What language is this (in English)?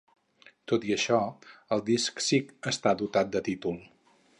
Catalan